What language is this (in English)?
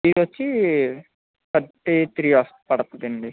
Telugu